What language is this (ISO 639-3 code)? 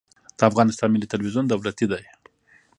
pus